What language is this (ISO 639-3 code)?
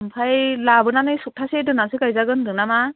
brx